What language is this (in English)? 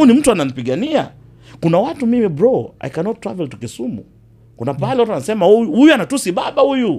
Swahili